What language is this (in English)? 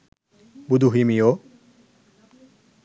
Sinhala